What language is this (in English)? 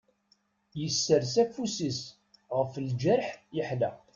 Kabyle